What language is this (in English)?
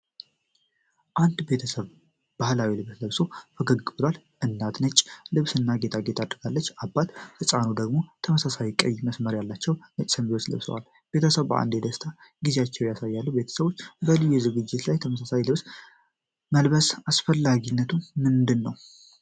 Amharic